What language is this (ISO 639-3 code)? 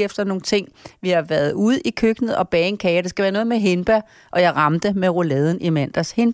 dan